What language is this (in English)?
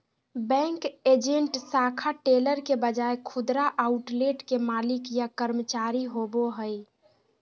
Magahi